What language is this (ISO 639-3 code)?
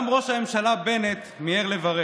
heb